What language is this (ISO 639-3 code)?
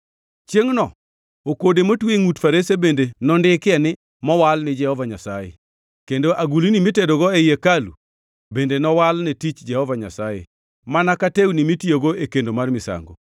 luo